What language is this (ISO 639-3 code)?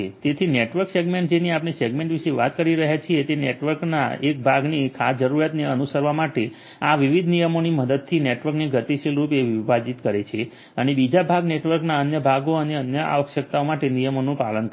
guj